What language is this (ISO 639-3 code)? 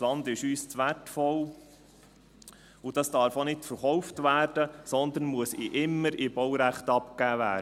gsw